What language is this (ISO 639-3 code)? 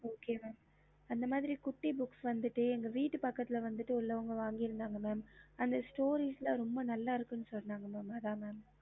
tam